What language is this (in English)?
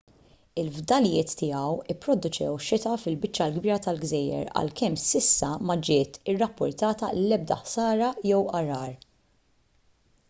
Maltese